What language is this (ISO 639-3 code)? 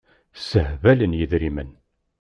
kab